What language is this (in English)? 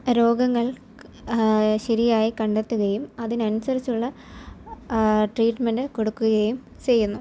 Malayalam